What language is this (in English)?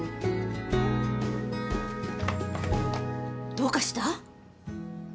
Japanese